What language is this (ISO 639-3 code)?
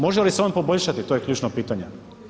hrv